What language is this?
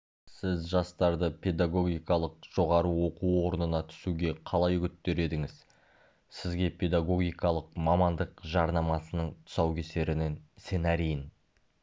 Kazakh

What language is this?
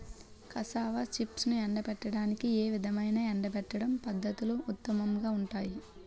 Telugu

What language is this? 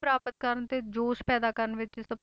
Punjabi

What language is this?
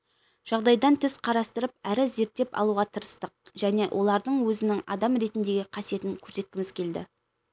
Kazakh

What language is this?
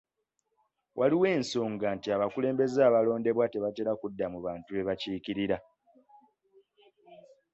Ganda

